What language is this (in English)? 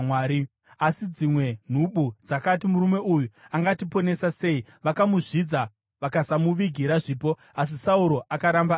Shona